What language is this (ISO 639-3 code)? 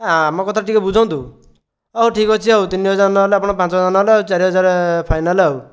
ori